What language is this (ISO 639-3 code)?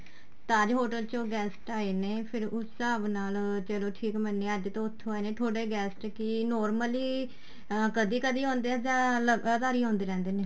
pan